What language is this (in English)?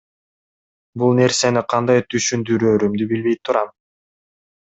Kyrgyz